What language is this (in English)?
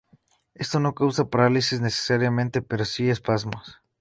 Spanish